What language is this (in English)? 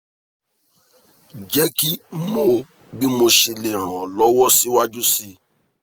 Yoruba